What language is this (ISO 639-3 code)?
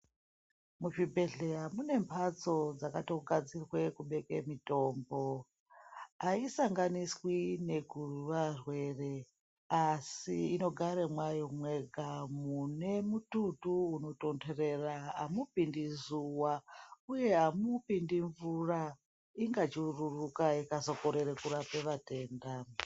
ndc